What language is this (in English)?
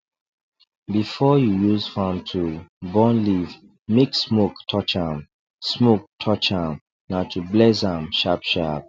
Nigerian Pidgin